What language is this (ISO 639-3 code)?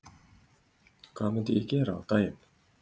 isl